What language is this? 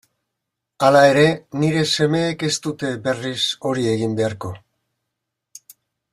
Basque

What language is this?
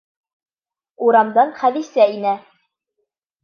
Bashkir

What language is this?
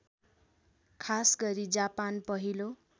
Nepali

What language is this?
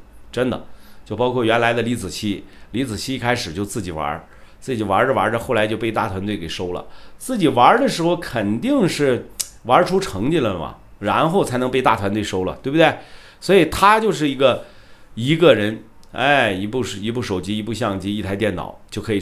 Chinese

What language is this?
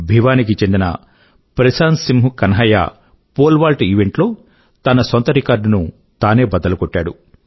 Telugu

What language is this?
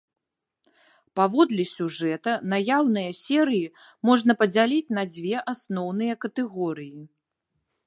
Belarusian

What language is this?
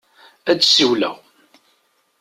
Kabyle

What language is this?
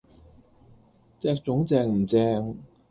Cantonese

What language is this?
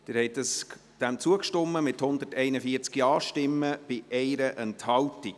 Swiss German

